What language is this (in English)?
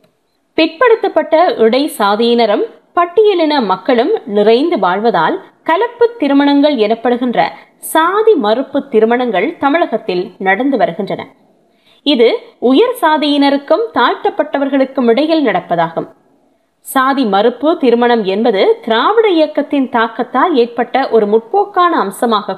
Tamil